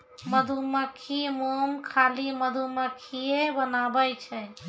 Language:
Maithili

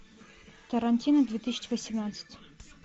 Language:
Russian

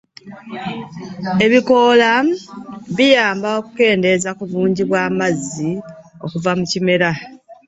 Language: Ganda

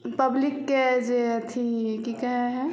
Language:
Maithili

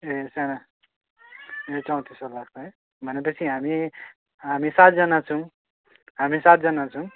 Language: Nepali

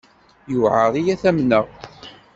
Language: Kabyle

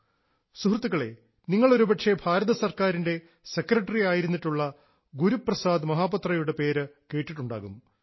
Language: Malayalam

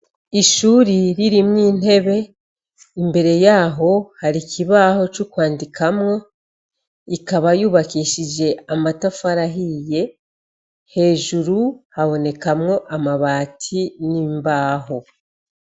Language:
Rundi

